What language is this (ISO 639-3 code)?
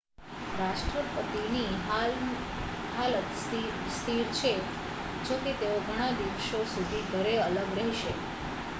guj